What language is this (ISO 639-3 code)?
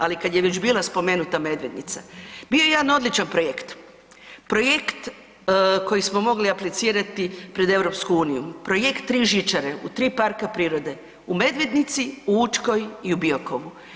hrv